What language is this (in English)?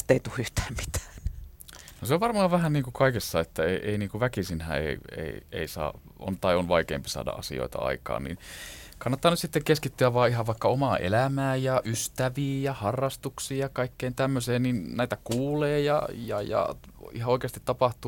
Finnish